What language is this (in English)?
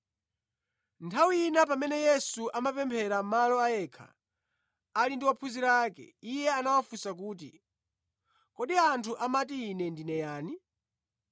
Nyanja